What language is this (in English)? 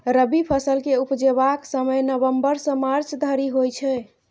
Maithili